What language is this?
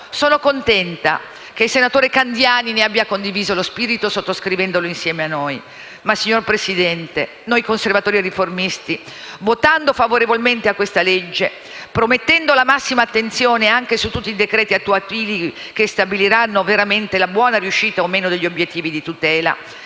Italian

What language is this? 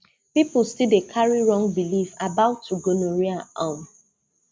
Nigerian Pidgin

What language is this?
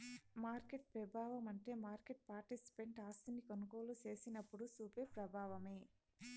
Telugu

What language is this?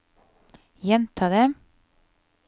Norwegian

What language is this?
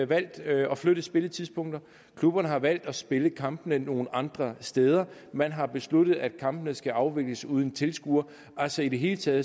Danish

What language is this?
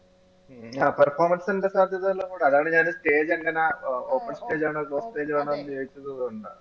Malayalam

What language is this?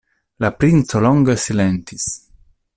Esperanto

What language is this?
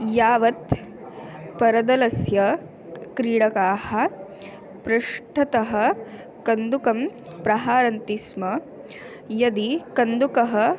Sanskrit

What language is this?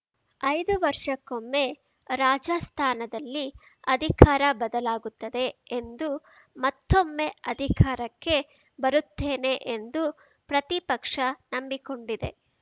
Kannada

